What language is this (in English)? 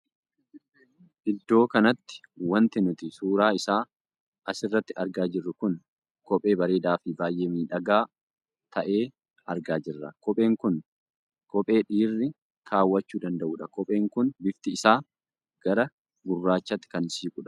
Oromo